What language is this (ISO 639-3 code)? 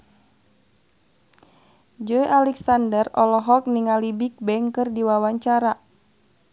sun